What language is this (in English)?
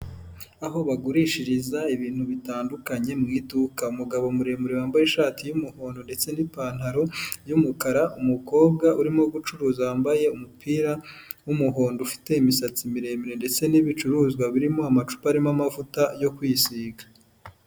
Kinyarwanda